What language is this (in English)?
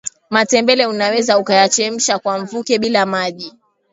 Swahili